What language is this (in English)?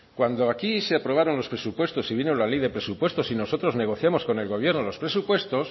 Spanish